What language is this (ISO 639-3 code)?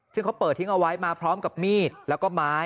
tha